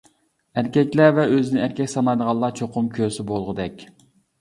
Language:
Uyghur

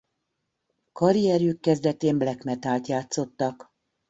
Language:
Hungarian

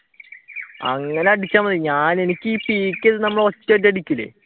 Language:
Malayalam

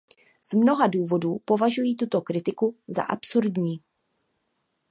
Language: Czech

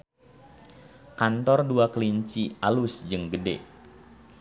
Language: Sundanese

